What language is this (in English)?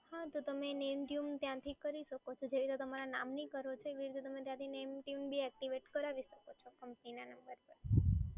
Gujarati